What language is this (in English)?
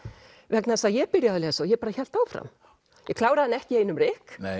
Icelandic